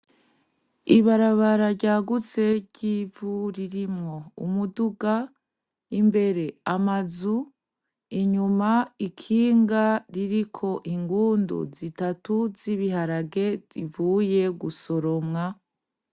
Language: Rundi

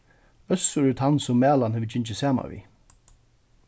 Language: Faroese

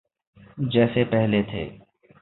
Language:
Urdu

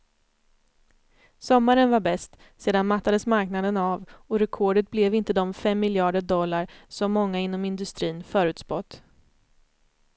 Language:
Swedish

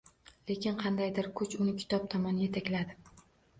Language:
Uzbek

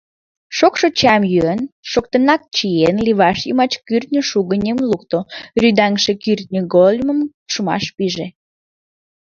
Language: Mari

